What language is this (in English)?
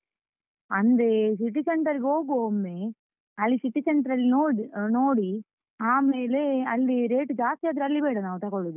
Kannada